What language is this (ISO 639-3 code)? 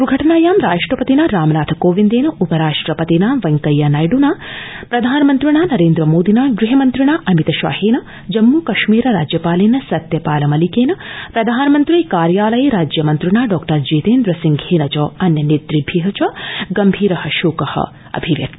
san